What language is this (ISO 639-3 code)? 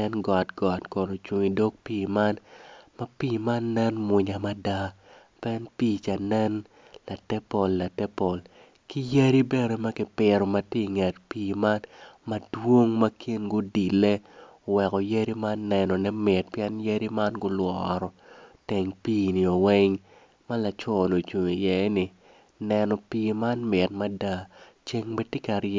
ach